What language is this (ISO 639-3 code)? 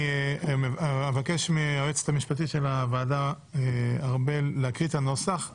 heb